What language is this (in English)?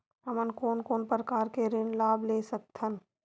Chhattisgarhi